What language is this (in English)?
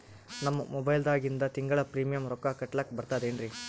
Kannada